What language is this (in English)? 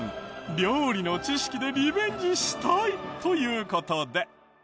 Japanese